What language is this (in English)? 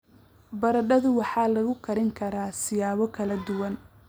Somali